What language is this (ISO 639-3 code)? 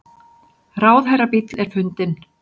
isl